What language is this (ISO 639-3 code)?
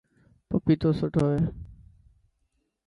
mki